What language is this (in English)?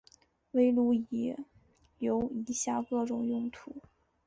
Chinese